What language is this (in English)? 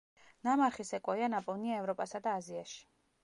Georgian